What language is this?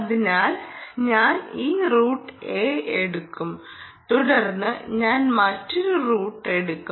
Malayalam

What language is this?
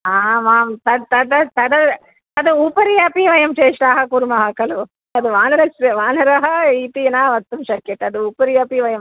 Sanskrit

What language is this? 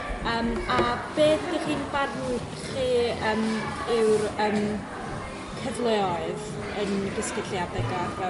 Welsh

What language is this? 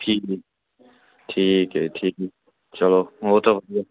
Punjabi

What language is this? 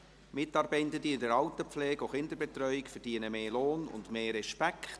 Swiss German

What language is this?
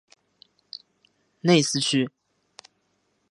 Chinese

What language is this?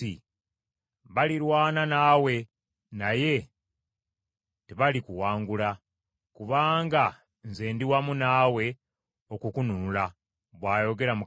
Ganda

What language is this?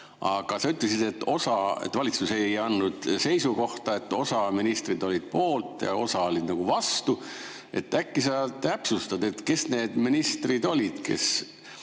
Estonian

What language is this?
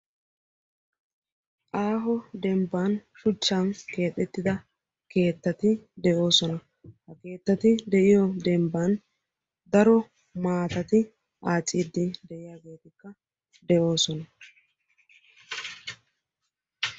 Wolaytta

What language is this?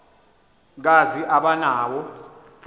Xhosa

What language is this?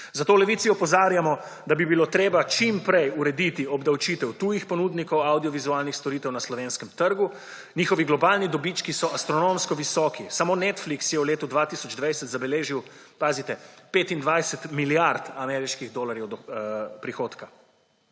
Slovenian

